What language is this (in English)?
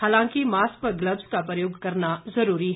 Hindi